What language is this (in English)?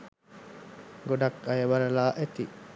Sinhala